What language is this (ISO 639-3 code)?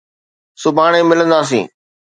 snd